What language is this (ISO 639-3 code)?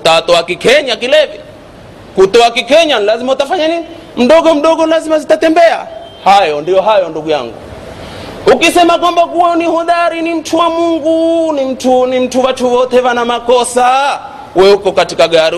swa